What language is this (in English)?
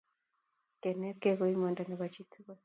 Kalenjin